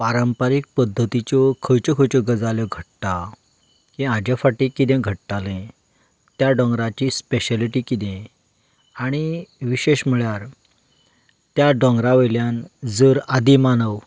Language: Konkani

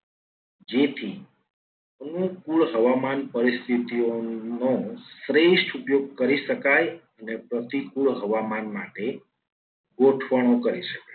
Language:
Gujarati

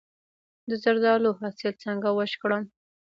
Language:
Pashto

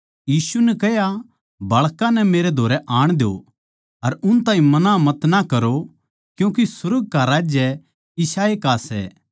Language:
Haryanvi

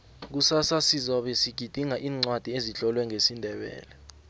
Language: South Ndebele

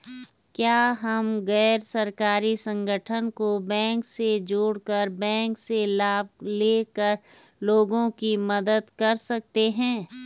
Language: Hindi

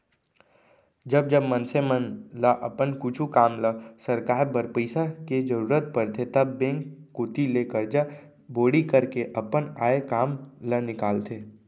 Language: Chhattisgarhi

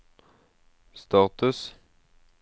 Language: Norwegian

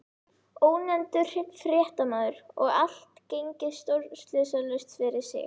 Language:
Icelandic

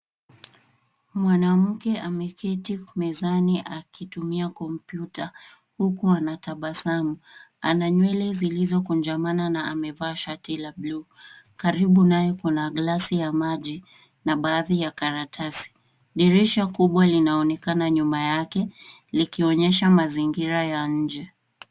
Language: Swahili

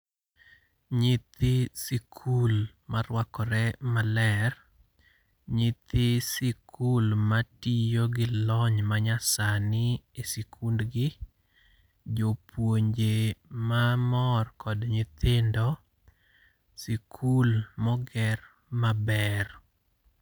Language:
Luo (Kenya and Tanzania)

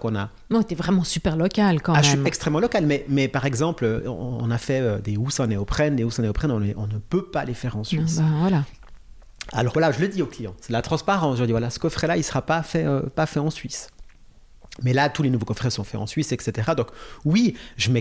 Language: French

